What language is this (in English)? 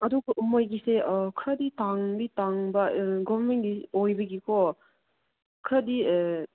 Manipuri